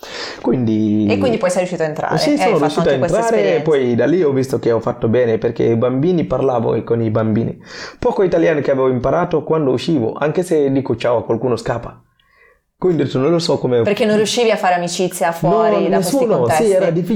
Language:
Italian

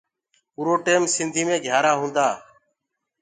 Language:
Gurgula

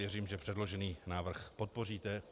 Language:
Czech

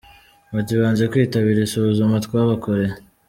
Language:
Kinyarwanda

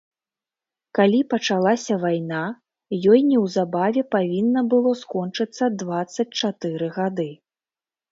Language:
Belarusian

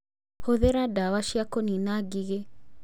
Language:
Kikuyu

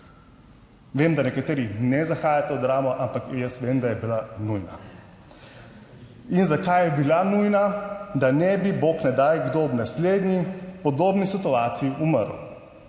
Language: Slovenian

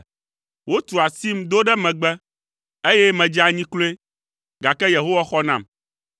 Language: Ewe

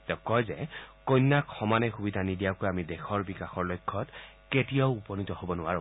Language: Assamese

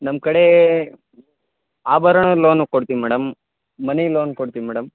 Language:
Kannada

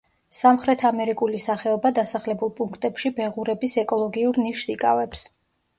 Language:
Georgian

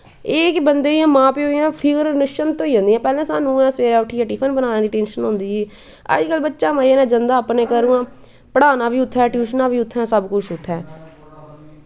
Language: Dogri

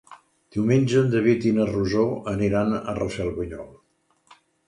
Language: Catalan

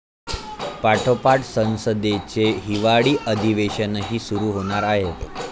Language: Marathi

